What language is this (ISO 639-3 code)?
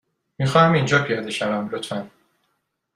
fas